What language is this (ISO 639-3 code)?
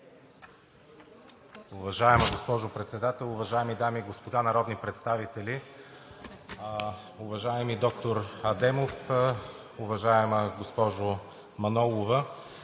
bul